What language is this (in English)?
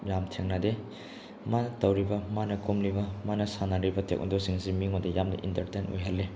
Manipuri